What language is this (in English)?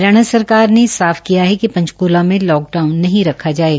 Hindi